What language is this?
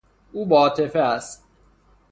Persian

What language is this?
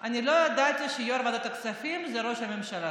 Hebrew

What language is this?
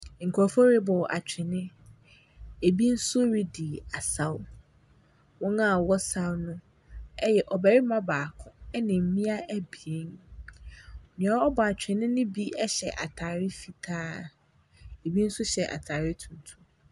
Akan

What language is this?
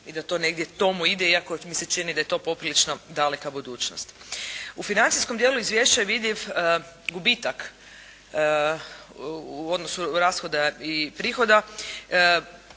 Croatian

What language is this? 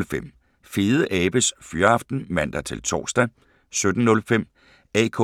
Danish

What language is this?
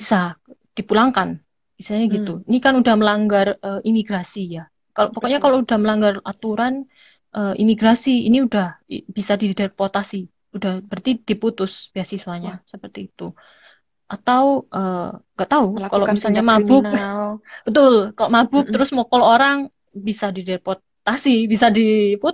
Indonesian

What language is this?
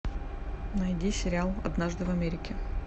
Russian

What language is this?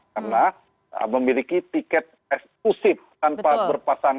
Indonesian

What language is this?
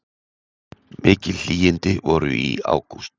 Icelandic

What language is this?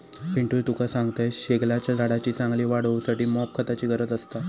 Marathi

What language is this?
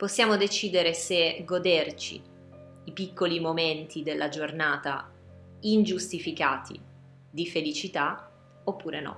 Italian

